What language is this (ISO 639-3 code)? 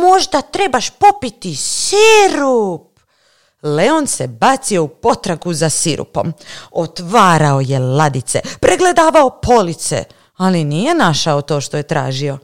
hrv